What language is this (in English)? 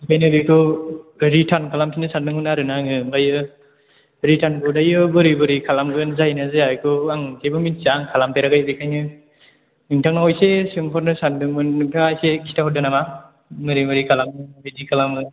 Bodo